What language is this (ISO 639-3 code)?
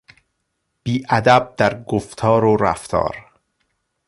fas